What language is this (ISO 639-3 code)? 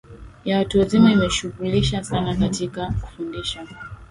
swa